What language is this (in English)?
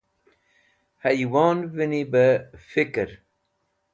Wakhi